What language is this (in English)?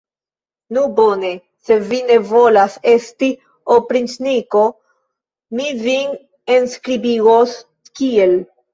Esperanto